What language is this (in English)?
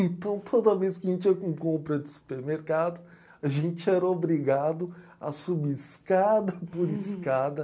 Portuguese